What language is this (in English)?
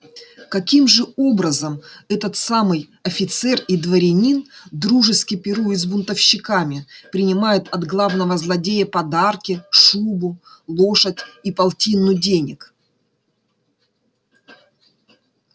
Russian